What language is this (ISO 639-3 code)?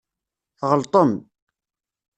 kab